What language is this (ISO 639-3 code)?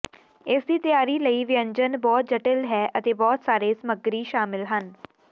pan